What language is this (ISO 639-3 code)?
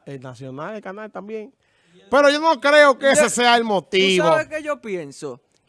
spa